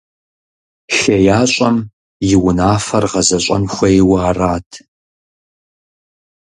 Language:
Kabardian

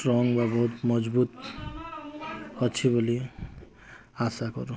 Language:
Odia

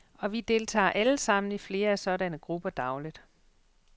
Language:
Danish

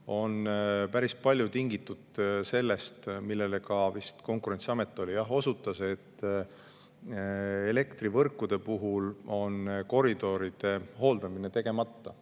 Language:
Estonian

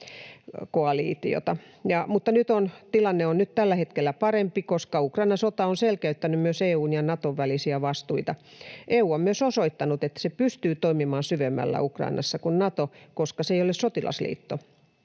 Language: Finnish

